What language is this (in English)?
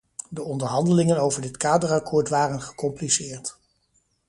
Dutch